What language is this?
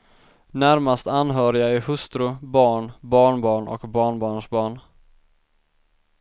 Swedish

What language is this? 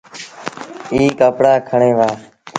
Sindhi Bhil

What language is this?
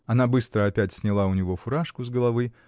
Russian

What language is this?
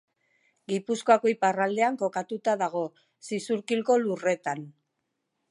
Basque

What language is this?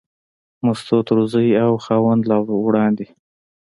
Pashto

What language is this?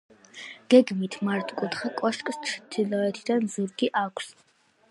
Georgian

